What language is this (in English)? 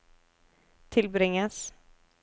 Norwegian